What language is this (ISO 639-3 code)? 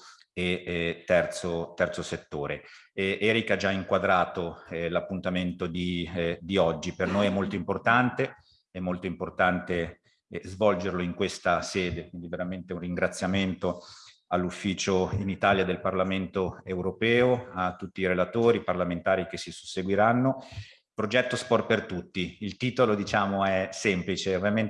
ita